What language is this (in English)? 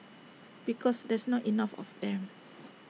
English